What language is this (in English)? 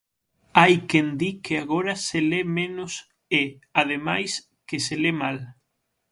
Galician